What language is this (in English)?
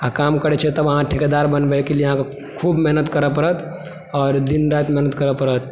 Maithili